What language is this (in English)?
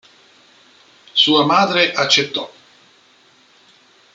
Italian